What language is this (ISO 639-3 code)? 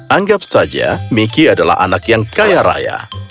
ind